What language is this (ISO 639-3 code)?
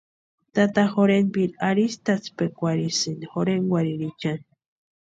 pua